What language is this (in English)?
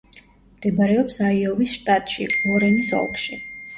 Georgian